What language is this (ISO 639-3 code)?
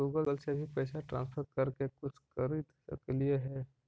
mag